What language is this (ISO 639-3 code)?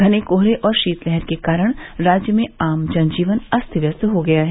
hin